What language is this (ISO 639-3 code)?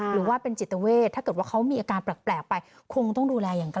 tha